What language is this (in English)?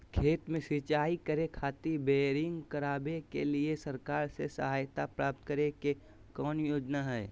Magahi